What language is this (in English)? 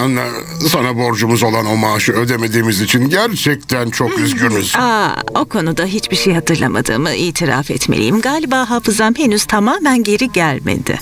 Turkish